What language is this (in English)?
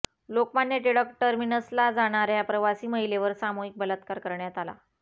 Marathi